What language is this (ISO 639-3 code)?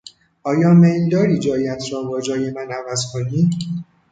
fas